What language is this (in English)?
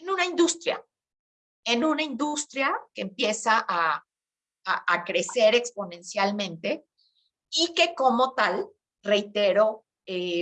Spanish